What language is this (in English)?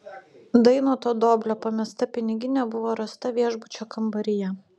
Lithuanian